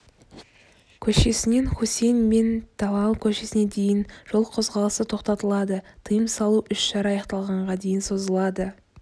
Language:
Kazakh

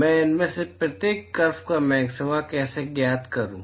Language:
Hindi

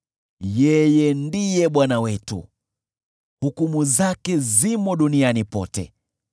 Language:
Swahili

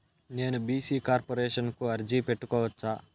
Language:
Telugu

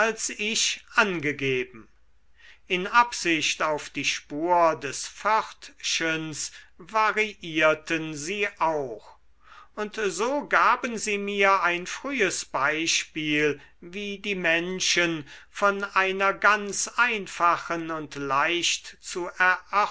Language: German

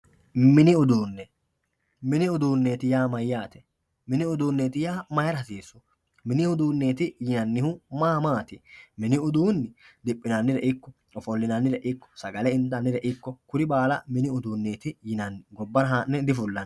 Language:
Sidamo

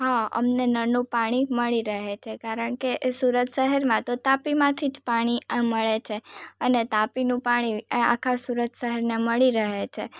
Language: Gujarati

